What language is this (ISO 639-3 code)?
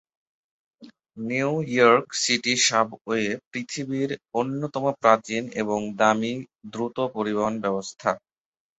ben